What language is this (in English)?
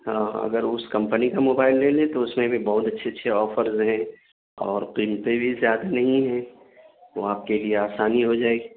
Urdu